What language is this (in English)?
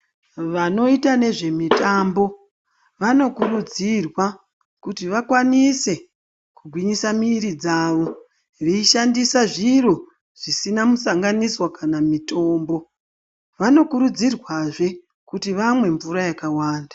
Ndau